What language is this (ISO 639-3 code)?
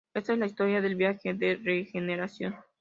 spa